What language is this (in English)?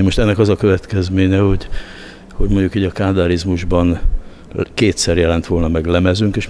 Hungarian